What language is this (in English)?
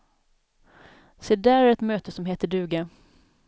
Swedish